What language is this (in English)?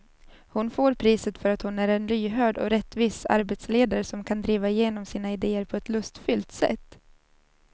Swedish